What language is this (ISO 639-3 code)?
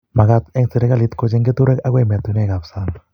kln